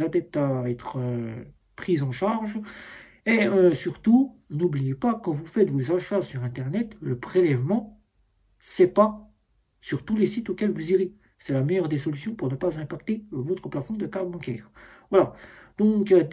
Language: French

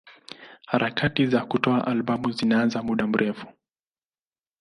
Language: Swahili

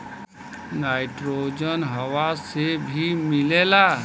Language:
Bhojpuri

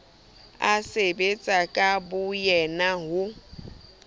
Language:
Southern Sotho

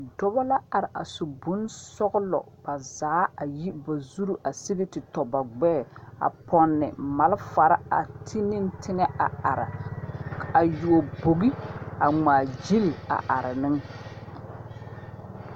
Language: Southern Dagaare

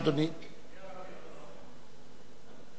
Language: Hebrew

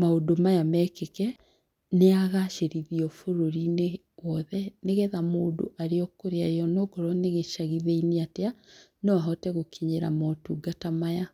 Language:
Kikuyu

